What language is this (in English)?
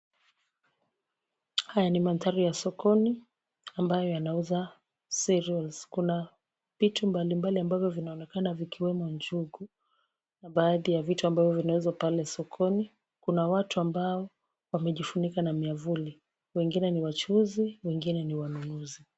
Swahili